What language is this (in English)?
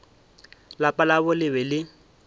Northern Sotho